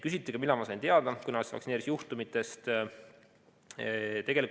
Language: Estonian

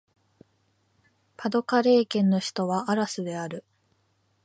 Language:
Japanese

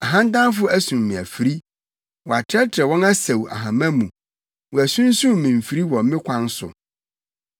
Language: Akan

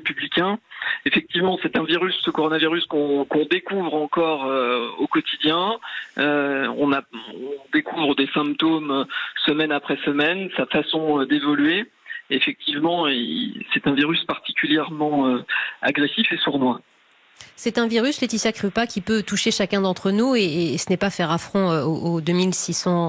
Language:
French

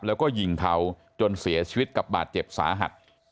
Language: Thai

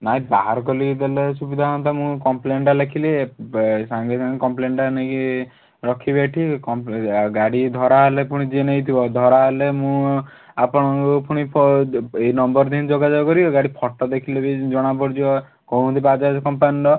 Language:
Odia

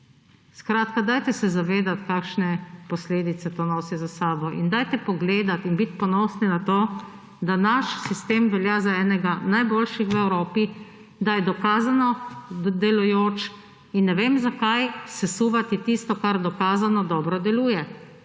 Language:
Slovenian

